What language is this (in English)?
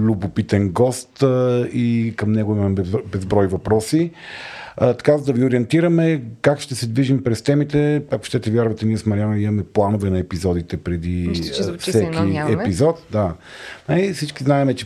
Bulgarian